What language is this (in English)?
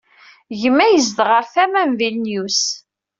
Kabyle